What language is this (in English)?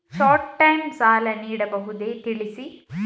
Kannada